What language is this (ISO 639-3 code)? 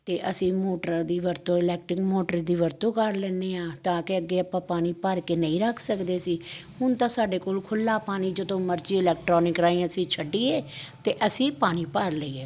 pan